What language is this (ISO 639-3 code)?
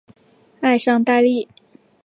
zho